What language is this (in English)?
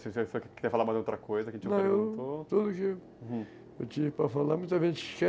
Portuguese